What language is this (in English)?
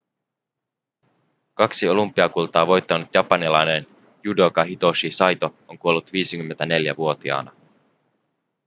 Finnish